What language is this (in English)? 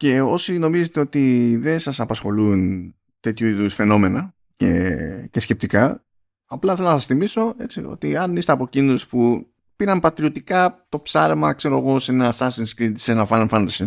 Greek